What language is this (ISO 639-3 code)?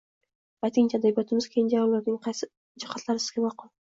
uzb